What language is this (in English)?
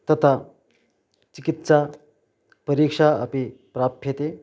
Sanskrit